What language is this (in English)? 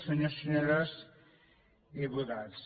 Catalan